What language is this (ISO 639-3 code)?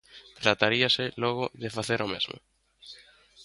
glg